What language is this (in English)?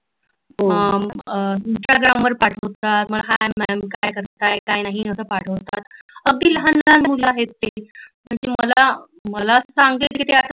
Marathi